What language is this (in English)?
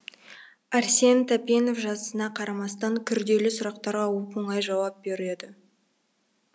Kazakh